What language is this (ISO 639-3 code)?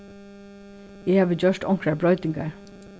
fao